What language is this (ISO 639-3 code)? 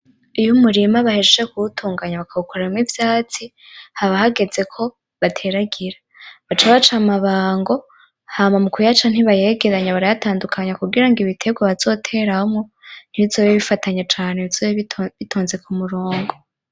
run